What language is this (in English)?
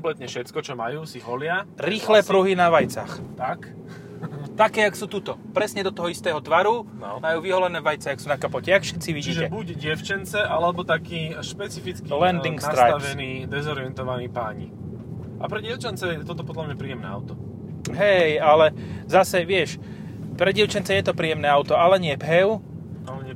Slovak